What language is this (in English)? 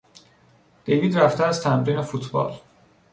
Persian